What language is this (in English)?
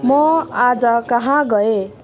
Nepali